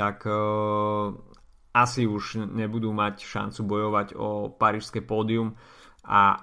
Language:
Slovak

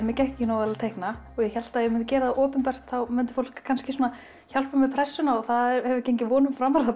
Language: Icelandic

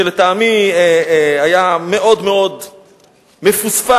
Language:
Hebrew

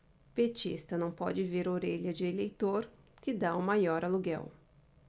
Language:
Portuguese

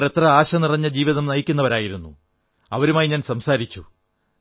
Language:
Malayalam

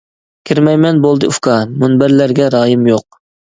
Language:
Uyghur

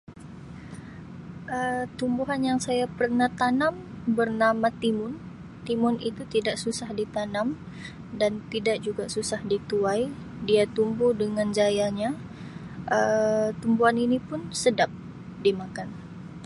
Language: Sabah Malay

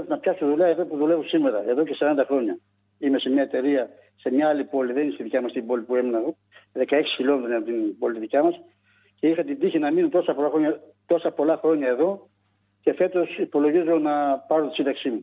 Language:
Greek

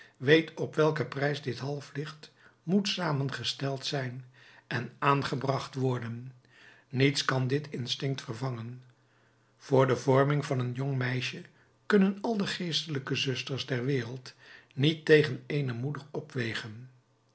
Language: Dutch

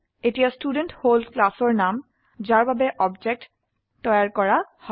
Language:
Assamese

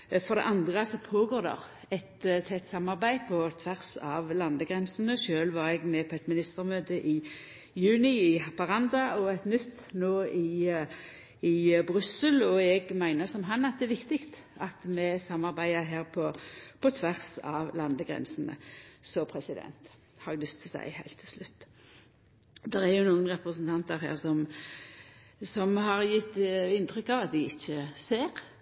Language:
Norwegian Nynorsk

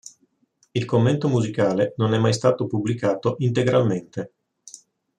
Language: Italian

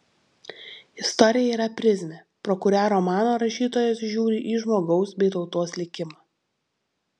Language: Lithuanian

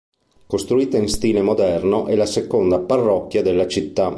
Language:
Italian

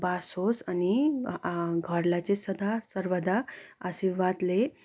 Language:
Nepali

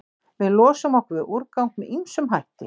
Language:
Icelandic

